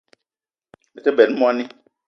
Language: Eton (Cameroon)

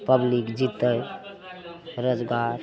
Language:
Maithili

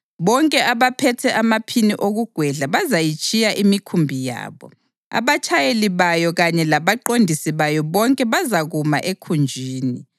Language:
North Ndebele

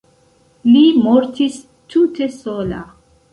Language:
Esperanto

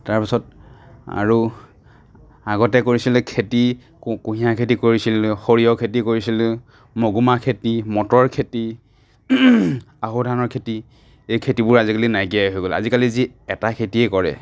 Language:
Assamese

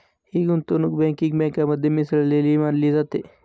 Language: Marathi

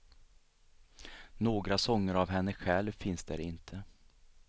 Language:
Swedish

